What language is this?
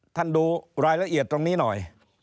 Thai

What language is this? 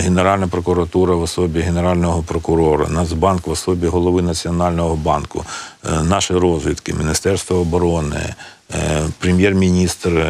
Ukrainian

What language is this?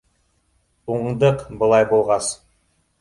Bashkir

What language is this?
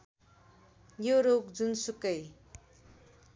Nepali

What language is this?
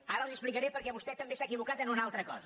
Catalan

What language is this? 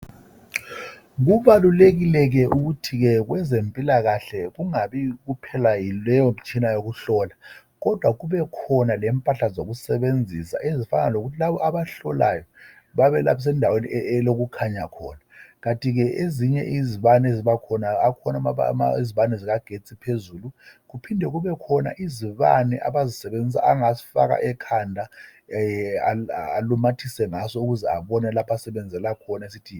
North Ndebele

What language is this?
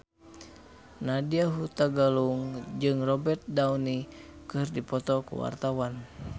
Sundanese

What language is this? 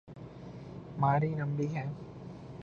Urdu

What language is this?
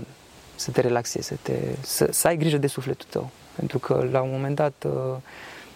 Romanian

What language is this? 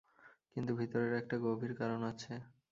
Bangla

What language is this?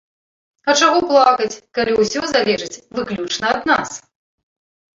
Belarusian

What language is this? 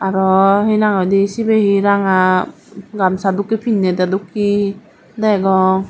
Chakma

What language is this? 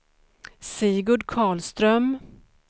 Swedish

